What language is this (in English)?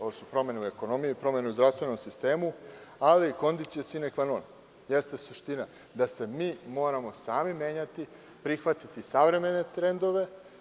Serbian